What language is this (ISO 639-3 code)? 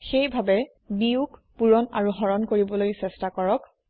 asm